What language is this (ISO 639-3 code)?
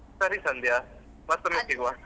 kan